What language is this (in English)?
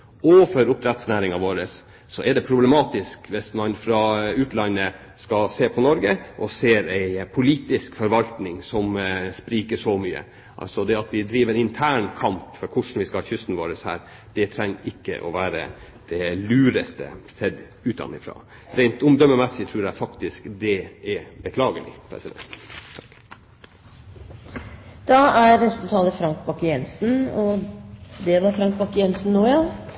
Norwegian